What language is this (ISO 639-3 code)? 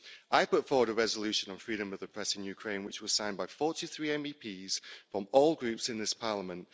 eng